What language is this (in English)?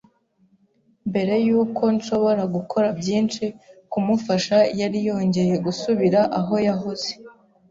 Kinyarwanda